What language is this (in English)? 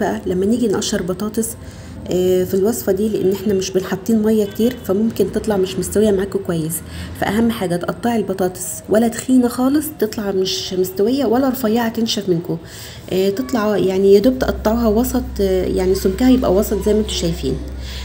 Arabic